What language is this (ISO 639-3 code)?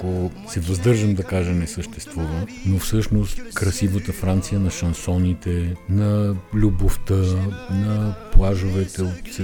bul